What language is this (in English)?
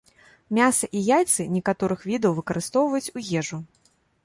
Belarusian